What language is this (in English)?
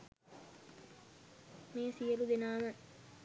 Sinhala